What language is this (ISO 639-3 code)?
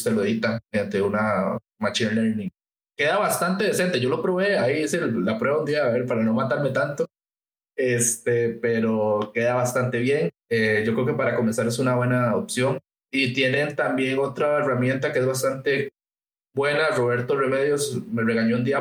spa